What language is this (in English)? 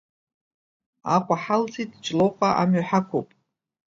Abkhazian